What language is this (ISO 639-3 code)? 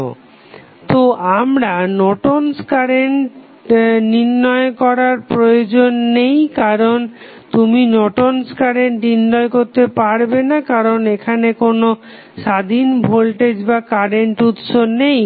ben